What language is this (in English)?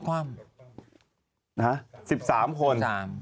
Thai